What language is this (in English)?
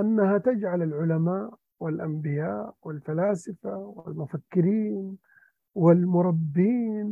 Arabic